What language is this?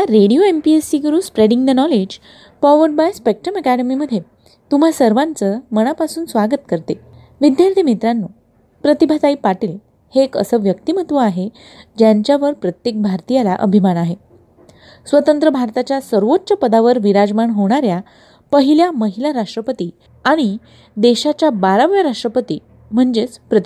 Marathi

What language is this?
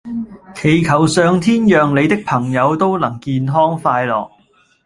Cantonese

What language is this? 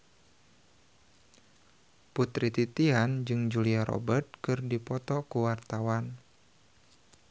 Sundanese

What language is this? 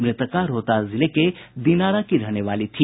Hindi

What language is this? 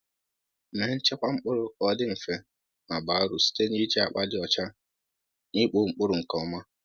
Igbo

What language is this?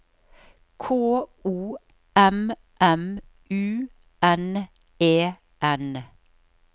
Norwegian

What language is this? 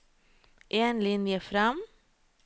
Norwegian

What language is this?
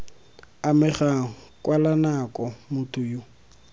Tswana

